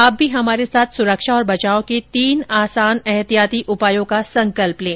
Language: Hindi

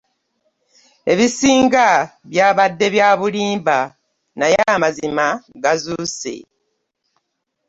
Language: Ganda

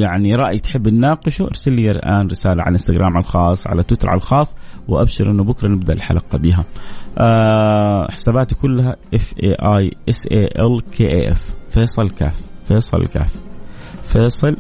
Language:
Arabic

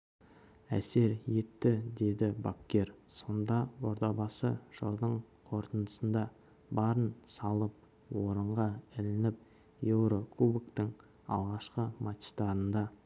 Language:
Kazakh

